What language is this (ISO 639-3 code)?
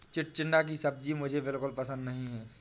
hin